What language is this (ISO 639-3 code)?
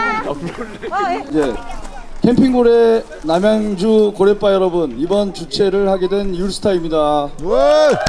kor